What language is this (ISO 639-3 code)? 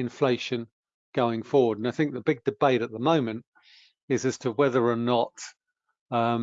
eng